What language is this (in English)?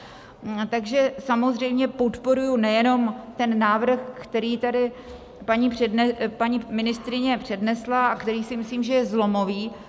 Czech